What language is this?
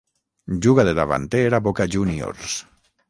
Catalan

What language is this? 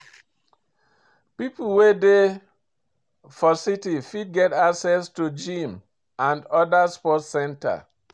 Nigerian Pidgin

